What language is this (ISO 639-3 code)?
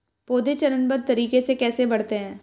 hin